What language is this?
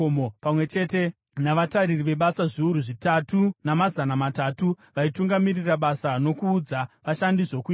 Shona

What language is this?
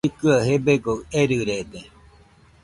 Nüpode Huitoto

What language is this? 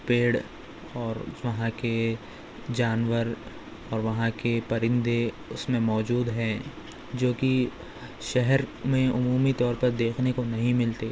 Urdu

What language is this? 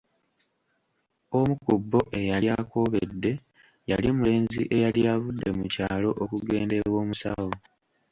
Ganda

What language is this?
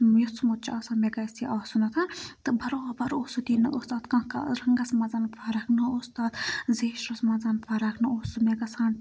Kashmiri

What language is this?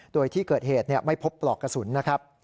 Thai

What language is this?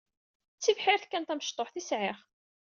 Kabyle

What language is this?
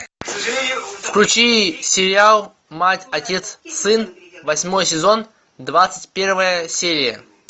Russian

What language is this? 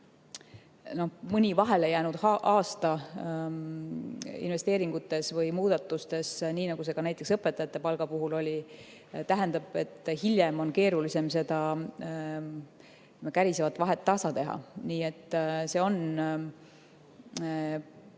Estonian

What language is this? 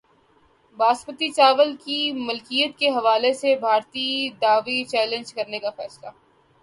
Urdu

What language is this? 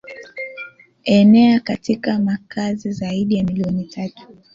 Swahili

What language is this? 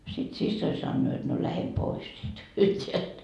Finnish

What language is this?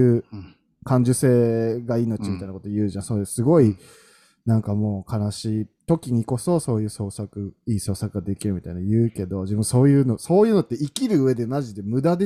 Japanese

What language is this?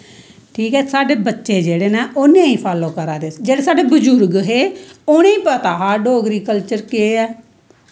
Dogri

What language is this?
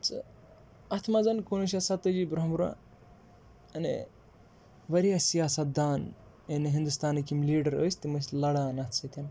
Kashmiri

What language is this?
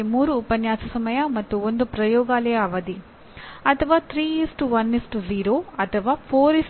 Kannada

